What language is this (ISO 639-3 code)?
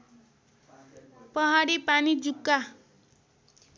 nep